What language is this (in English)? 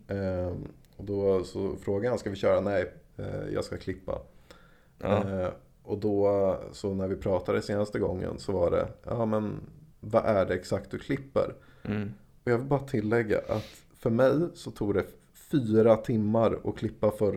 Swedish